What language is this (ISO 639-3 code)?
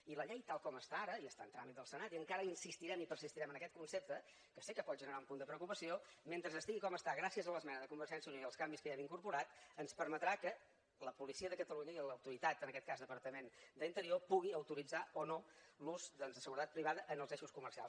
cat